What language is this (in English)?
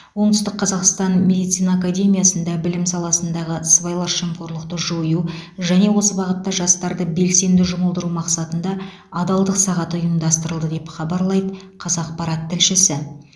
Kazakh